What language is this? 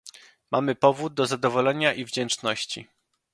Polish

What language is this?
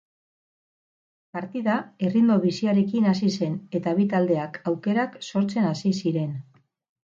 Basque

